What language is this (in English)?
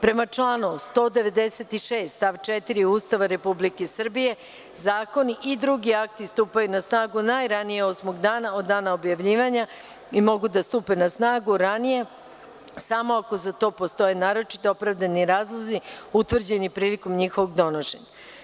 Serbian